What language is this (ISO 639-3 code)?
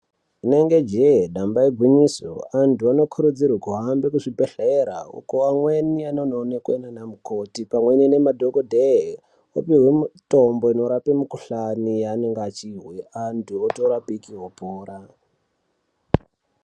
ndc